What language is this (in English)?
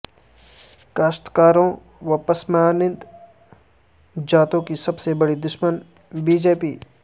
Urdu